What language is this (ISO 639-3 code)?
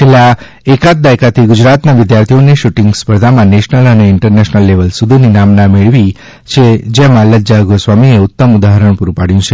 guj